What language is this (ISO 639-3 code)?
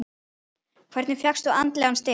isl